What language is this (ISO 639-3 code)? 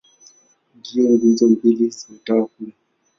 swa